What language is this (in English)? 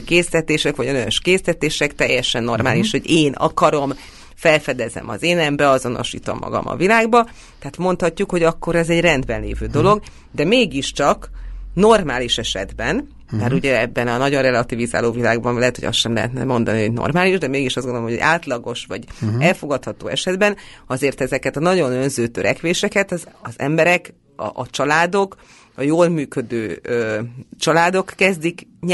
Hungarian